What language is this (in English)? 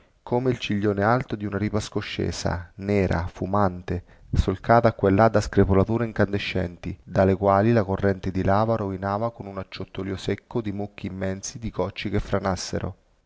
Italian